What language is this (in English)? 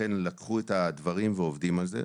Hebrew